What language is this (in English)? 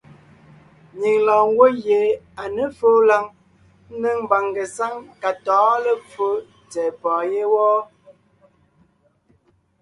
Ngiemboon